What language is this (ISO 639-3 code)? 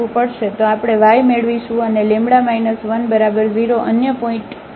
guj